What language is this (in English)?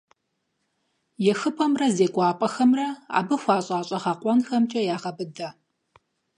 Kabardian